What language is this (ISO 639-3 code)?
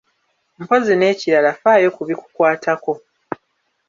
lug